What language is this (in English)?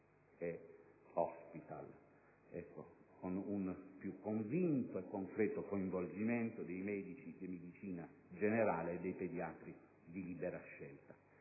Italian